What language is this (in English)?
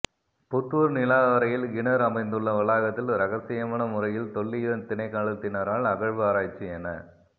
Tamil